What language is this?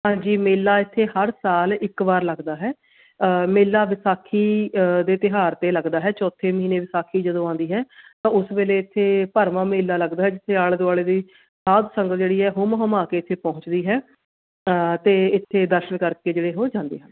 Punjabi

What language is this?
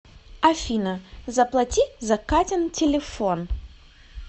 Russian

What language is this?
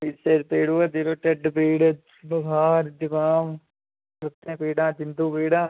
Dogri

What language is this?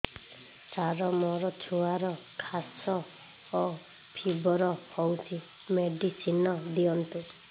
Odia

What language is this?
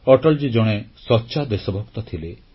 Odia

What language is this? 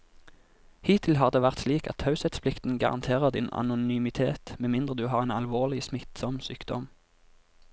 Norwegian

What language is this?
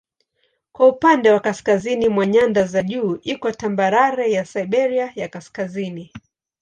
Swahili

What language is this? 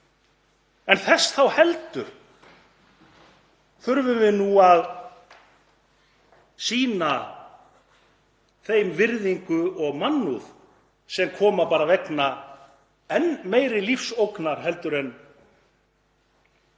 Icelandic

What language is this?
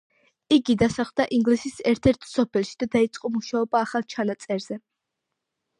Georgian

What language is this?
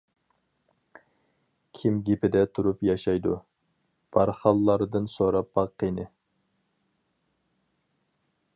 Uyghur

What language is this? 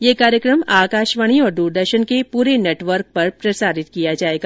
Hindi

